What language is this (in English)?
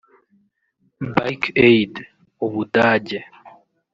Kinyarwanda